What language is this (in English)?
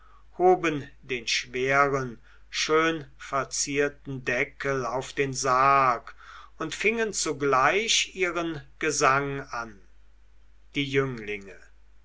German